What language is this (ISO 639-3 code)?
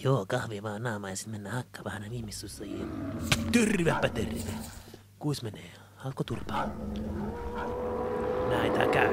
fin